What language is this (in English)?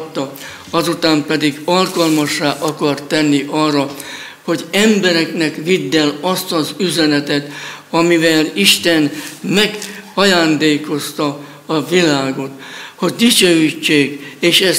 Hungarian